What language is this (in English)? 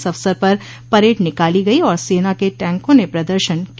Hindi